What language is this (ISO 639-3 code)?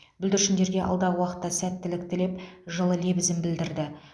kaz